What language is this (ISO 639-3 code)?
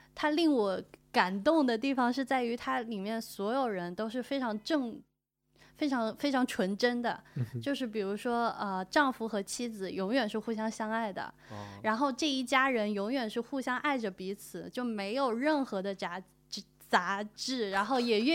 zho